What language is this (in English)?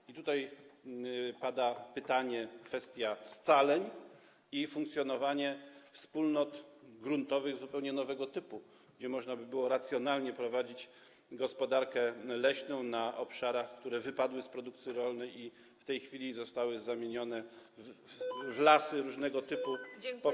Polish